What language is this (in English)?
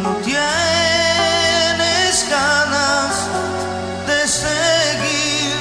Romanian